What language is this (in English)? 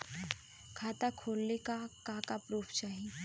Bhojpuri